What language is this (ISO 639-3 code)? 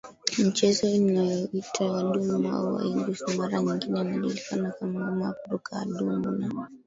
swa